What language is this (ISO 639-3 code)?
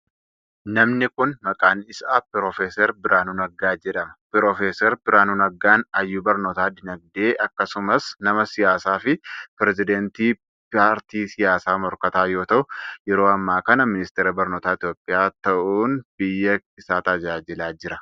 orm